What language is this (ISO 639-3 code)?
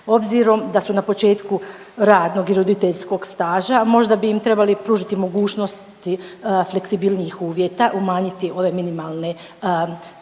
hrv